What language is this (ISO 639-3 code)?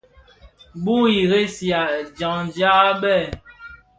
ksf